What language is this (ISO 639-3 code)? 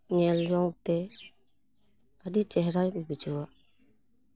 sat